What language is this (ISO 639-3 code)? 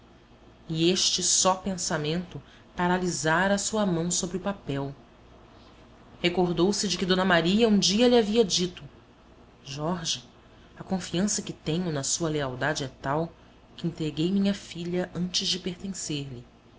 por